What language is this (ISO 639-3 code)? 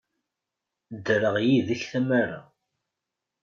kab